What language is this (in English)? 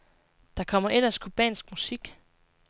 Danish